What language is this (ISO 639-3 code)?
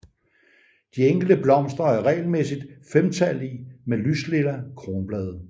dan